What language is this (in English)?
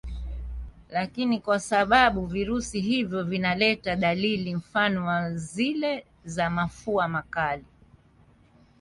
Swahili